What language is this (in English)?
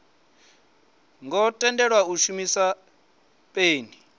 Venda